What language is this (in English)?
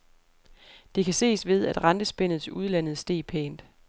Danish